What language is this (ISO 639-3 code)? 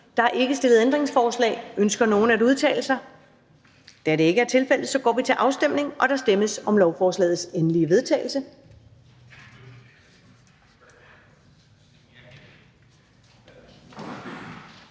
dan